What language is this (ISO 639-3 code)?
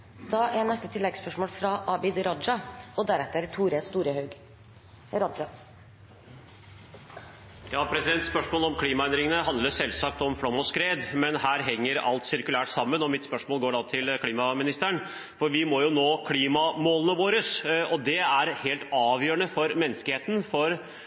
nor